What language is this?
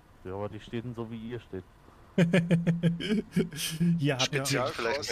German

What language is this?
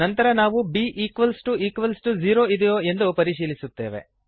Kannada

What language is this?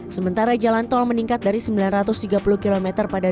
Indonesian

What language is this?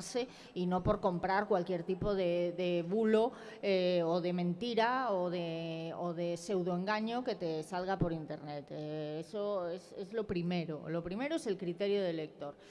Spanish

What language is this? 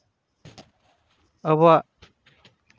Santali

